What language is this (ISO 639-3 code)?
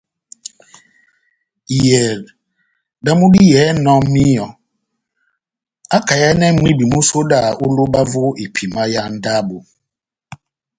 bnm